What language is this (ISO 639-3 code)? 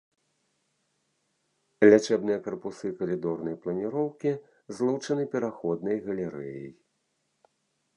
bel